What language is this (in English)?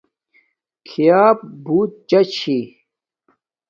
Domaaki